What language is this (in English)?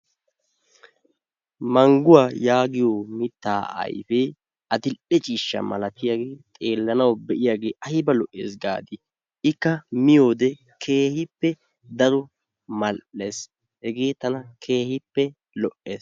Wolaytta